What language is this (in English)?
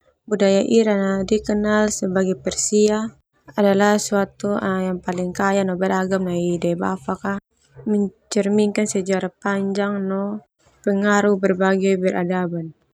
Termanu